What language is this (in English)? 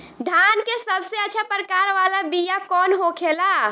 Bhojpuri